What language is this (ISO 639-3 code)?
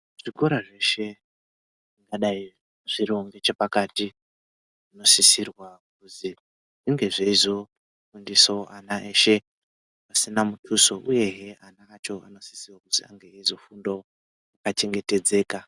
ndc